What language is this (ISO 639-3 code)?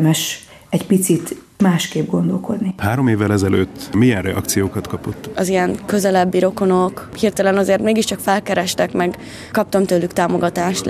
hun